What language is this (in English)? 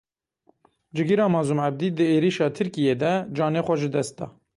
Kurdish